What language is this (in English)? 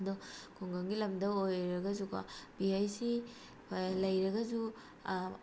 Manipuri